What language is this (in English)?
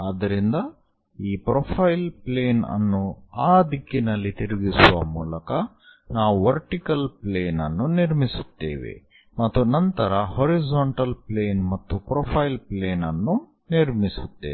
Kannada